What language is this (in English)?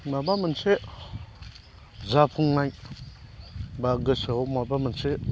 Bodo